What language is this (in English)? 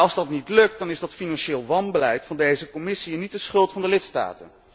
Dutch